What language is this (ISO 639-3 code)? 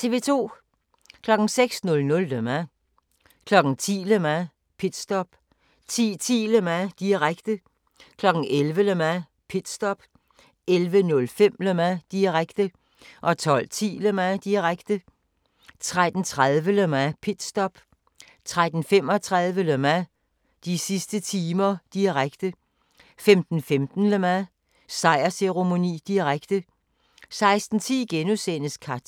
dan